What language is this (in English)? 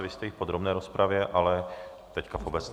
Czech